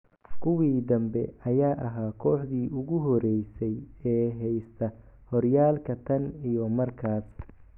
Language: Somali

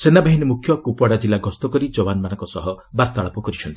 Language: Odia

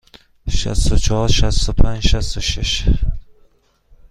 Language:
Persian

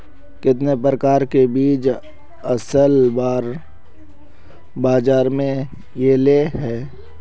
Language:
Magahi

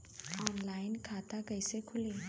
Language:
Bhojpuri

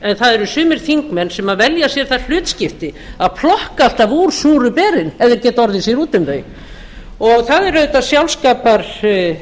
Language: Icelandic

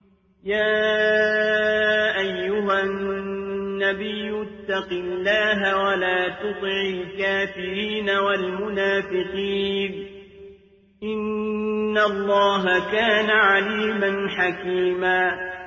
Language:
Arabic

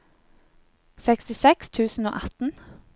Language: Norwegian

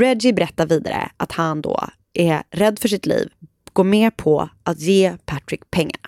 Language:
Swedish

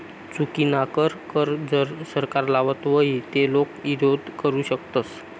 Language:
Marathi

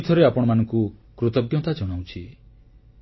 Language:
Odia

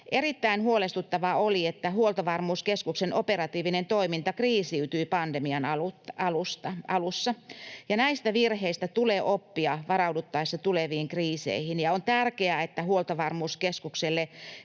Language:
Finnish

